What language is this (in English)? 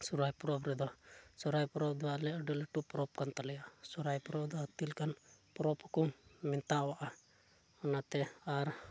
Santali